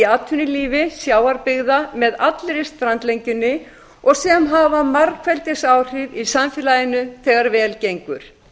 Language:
Icelandic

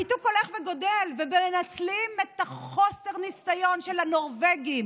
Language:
Hebrew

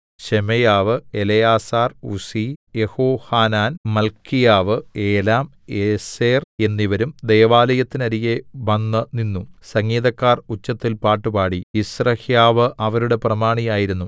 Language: Malayalam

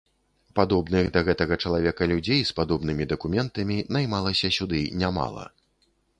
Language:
Belarusian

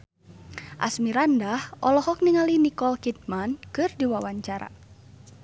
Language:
Sundanese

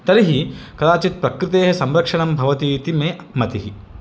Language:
Sanskrit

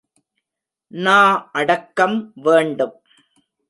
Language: Tamil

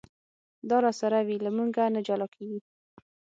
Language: Pashto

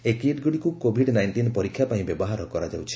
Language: Odia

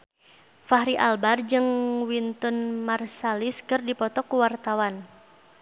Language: Sundanese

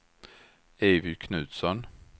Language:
Swedish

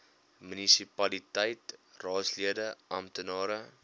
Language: Afrikaans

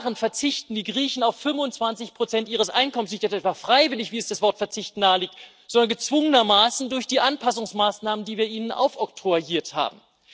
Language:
German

